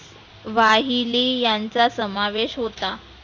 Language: Marathi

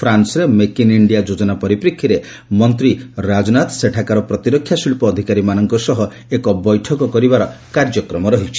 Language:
Odia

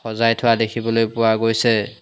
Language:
Assamese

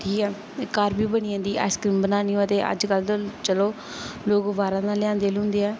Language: Dogri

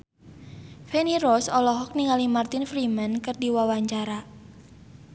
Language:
Sundanese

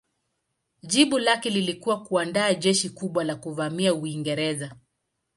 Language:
Swahili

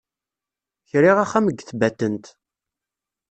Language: Kabyle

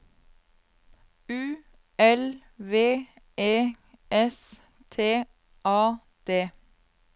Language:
Norwegian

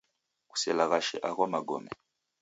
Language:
Taita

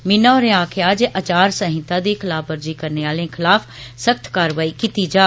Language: Dogri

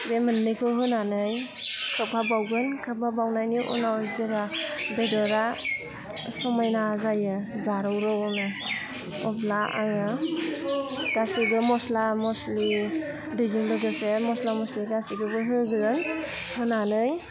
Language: Bodo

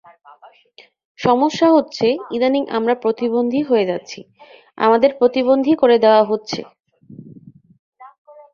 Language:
Bangla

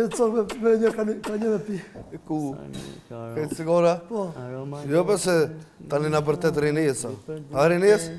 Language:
Romanian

